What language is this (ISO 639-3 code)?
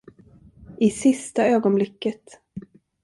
swe